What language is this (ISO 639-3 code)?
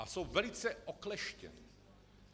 ces